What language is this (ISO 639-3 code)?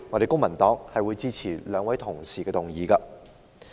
yue